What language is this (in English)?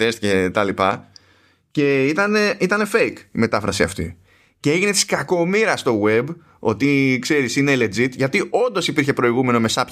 Greek